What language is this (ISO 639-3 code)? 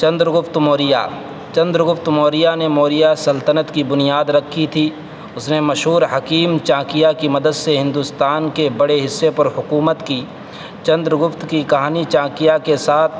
urd